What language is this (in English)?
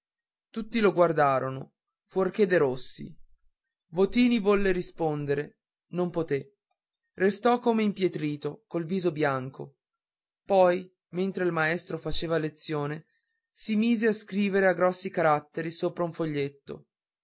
Italian